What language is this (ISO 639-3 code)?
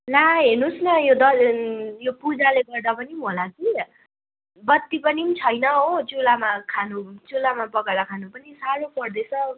nep